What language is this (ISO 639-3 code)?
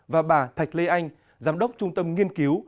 vie